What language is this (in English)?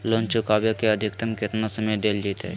Magahi